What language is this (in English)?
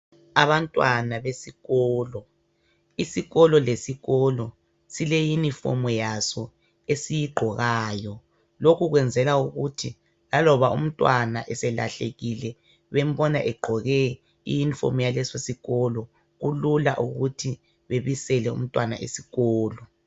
North Ndebele